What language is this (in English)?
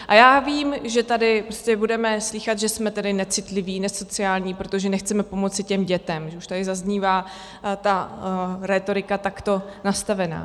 Czech